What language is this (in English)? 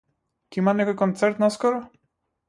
Macedonian